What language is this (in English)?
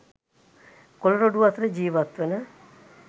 Sinhala